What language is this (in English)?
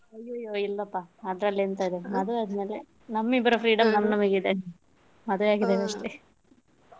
Kannada